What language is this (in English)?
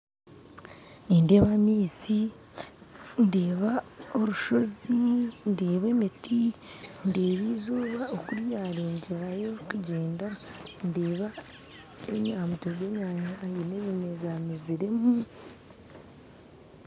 Nyankole